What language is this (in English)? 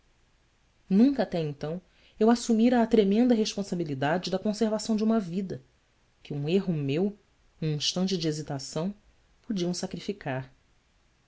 Portuguese